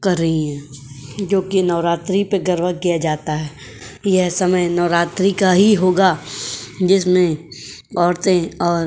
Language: Hindi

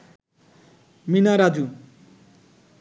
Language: Bangla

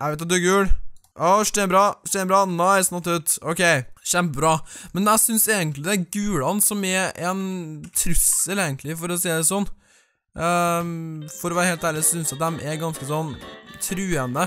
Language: Norwegian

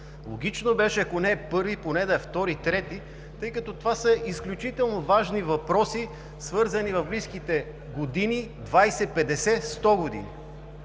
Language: Bulgarian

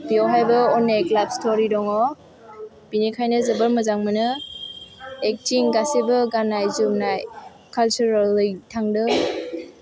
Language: Bodo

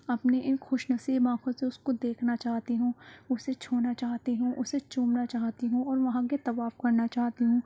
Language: Urdu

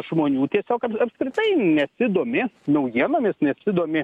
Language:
Lithuanian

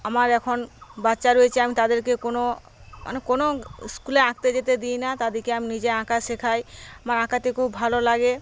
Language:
Bangla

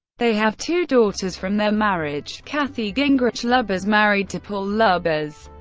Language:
English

